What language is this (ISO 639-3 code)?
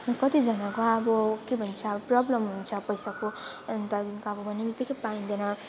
nep